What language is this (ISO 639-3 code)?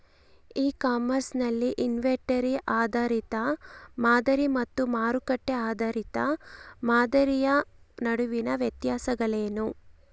kan